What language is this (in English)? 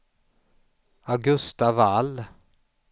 Swedish